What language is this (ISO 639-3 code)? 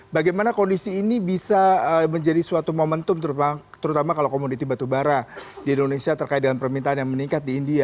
ind